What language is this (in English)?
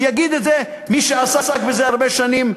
Hebrew